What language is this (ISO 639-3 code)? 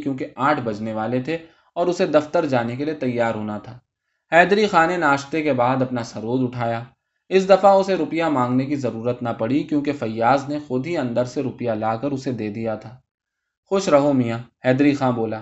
urd